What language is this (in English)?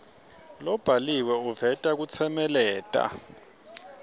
Swati